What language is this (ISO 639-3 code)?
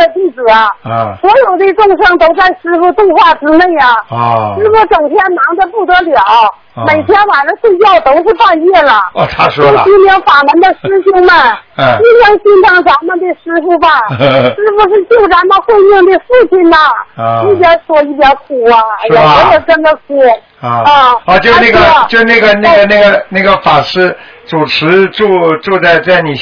zho